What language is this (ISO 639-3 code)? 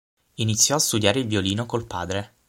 ita